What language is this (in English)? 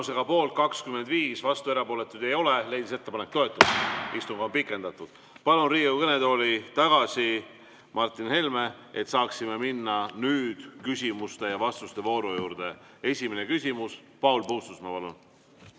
Estonian